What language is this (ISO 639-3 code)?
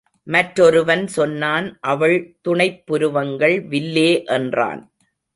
tam